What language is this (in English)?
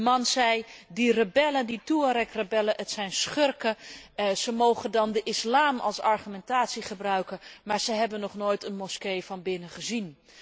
Dutch